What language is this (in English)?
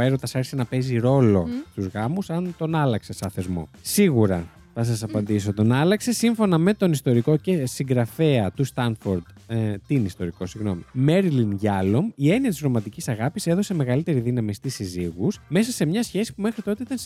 Greek